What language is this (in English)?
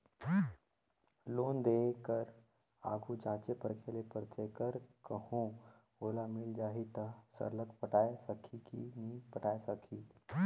Chhattisgarhi